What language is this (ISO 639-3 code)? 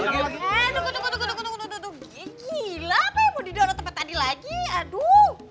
ind